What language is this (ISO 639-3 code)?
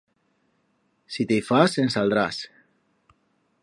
arg